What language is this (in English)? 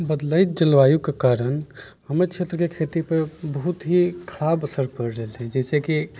Maithili